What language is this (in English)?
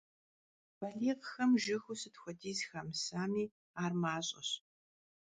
Kabardian